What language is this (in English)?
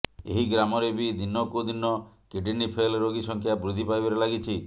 Odia